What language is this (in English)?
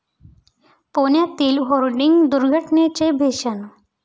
Marathi